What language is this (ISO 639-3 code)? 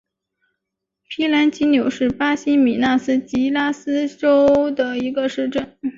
zho